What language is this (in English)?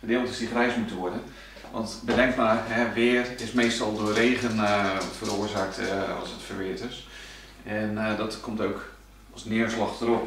Dutch